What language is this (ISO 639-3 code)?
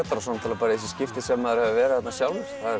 isl